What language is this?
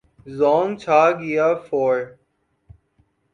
Urdu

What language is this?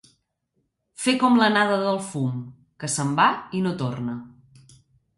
Catalan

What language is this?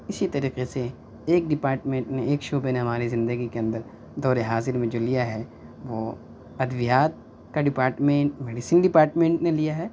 Urdu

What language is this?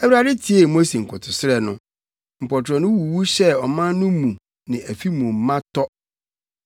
Akan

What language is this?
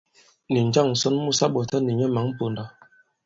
Bankon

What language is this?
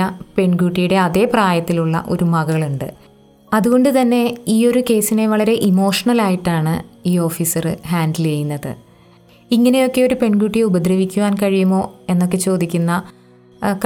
Malayalam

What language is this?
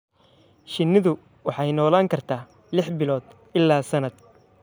Somali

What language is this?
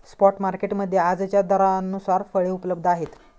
Marathi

